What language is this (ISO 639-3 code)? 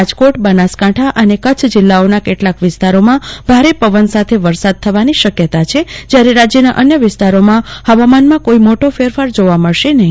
guj